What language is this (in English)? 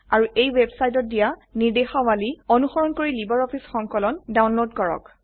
Assamese